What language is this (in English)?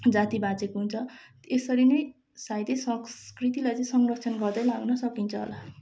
Nepali